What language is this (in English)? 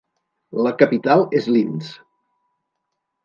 Catalan